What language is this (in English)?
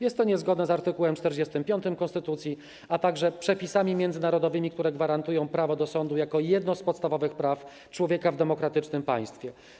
Polish